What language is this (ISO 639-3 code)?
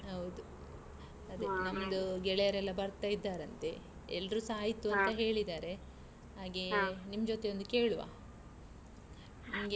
kan